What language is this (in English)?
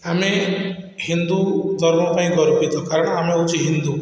Odia